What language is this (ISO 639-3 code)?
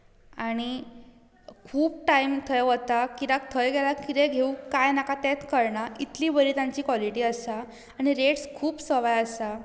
kok